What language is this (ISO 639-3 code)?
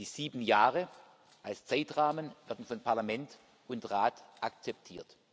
deu